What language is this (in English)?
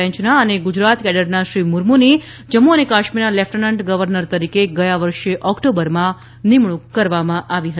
Gujarati